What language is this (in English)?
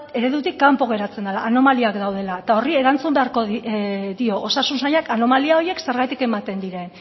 Basque